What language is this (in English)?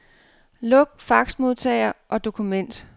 Danish